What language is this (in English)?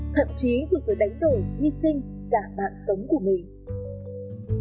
Vietnamese